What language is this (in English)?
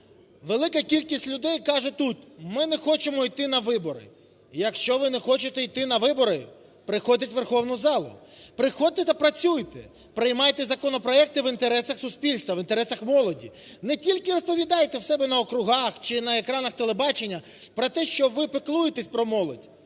Ukrainian